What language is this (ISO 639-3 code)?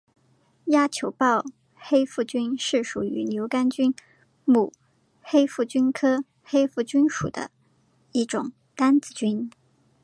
zho